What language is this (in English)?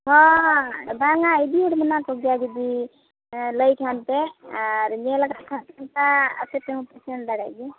Santali